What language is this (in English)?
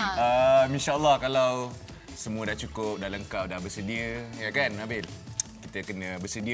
Malay